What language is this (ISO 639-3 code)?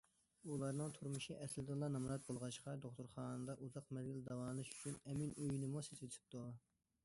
uig